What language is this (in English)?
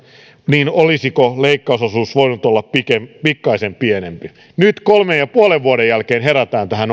Finnish